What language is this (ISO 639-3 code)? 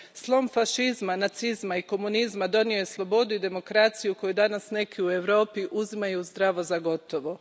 hrv